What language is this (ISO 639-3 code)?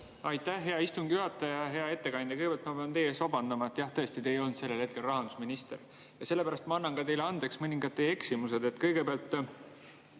est